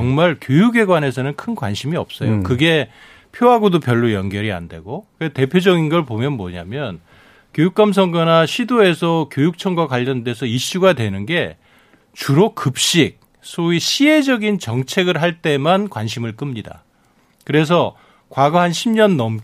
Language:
Korean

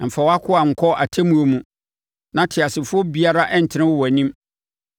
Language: Akan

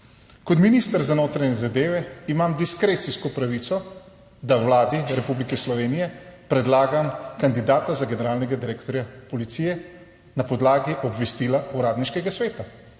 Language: Slovenian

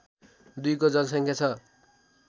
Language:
Nepali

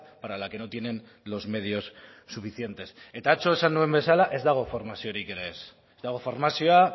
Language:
Basque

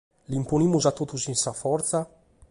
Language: Sardinian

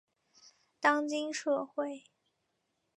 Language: Chinese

